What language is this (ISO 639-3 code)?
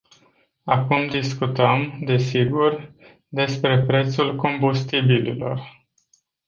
ron